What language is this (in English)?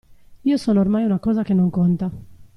Italian